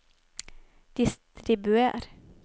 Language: Norwegian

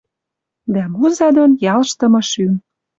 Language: Western Mari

